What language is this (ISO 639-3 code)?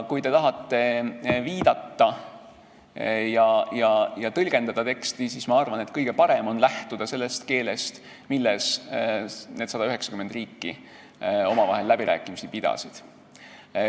est